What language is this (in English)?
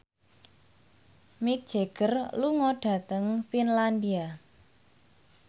Javanese